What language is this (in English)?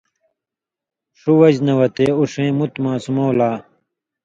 Indus Kohistani